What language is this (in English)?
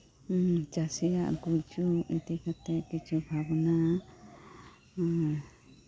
Santali